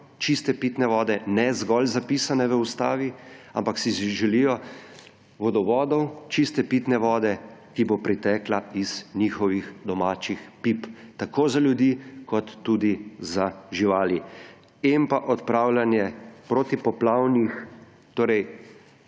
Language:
Slovenian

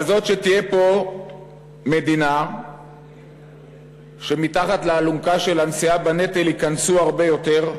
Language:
Hebrew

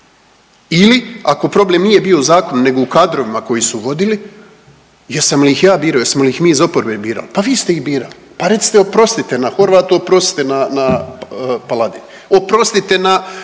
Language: Croatian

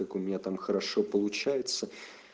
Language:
Russian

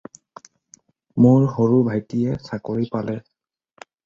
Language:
Assamese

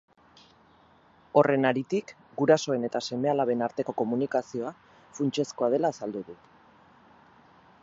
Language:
Basque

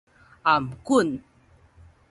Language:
Min Nan Chinese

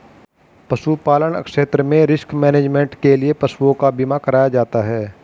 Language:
Hindi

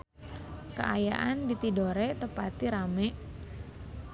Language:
Sundanese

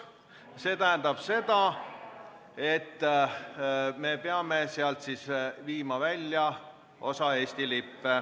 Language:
Estonian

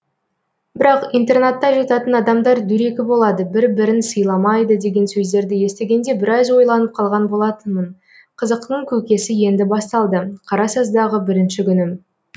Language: Kazakh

